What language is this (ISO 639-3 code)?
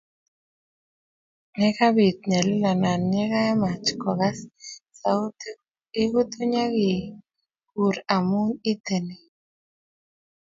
kln